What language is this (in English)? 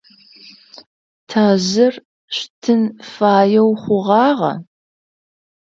Adyghe